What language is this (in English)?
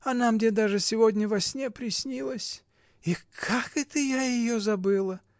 Russian